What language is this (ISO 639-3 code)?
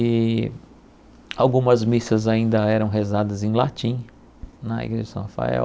por